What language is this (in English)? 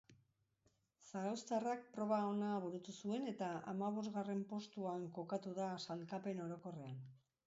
Basque